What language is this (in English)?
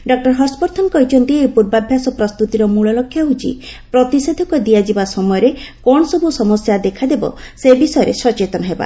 Odia